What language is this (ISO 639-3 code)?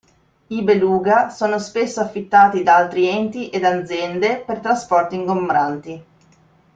ita